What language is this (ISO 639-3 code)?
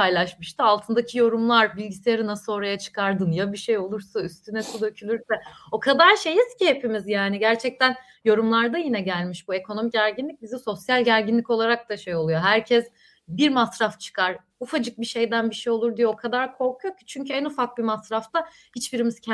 tur